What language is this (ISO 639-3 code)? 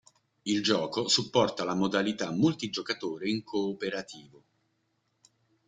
ita